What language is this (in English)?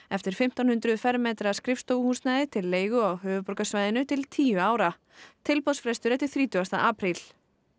Icelandic